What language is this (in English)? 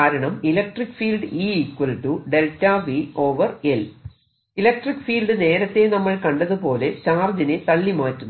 Malayalam